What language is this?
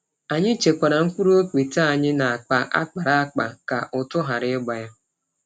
Igbo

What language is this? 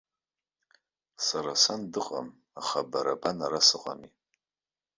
Abkhazian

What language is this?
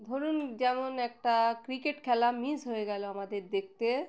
Bangla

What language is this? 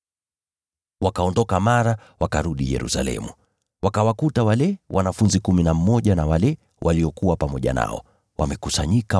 Swahili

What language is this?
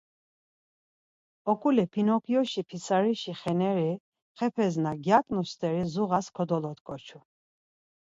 Laz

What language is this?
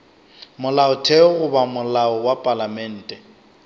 Northern Sotho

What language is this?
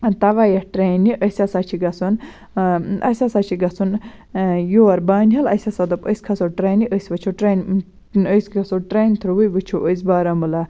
Kashmiri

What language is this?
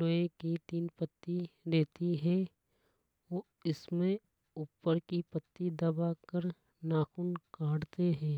Hadothi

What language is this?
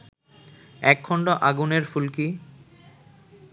Bangla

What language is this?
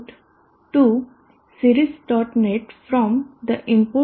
Gujarati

